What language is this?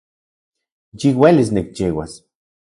Central Puebla Nahuatl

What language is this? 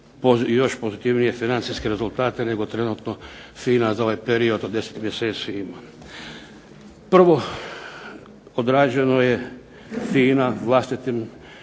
Croatian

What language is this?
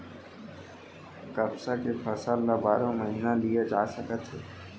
Chhattisgarhi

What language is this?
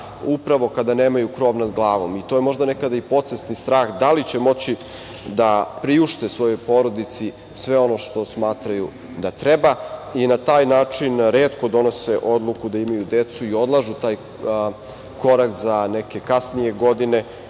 Serbian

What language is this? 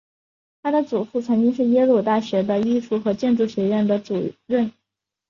Chinese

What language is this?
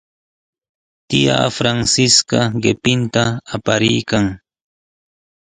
Sihuas Ancash Quechua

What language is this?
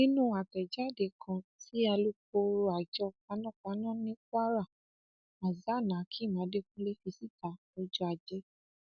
Yoruba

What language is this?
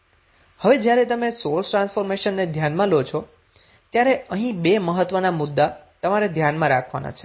Gujarati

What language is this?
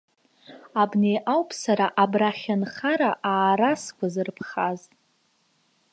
Abkhazian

